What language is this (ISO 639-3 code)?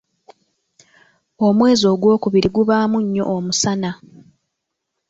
lug